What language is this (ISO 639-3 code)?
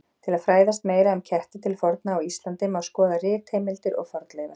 isl